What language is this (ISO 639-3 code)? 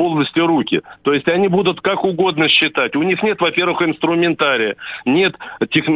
rus